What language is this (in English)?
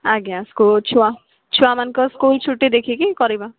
Odia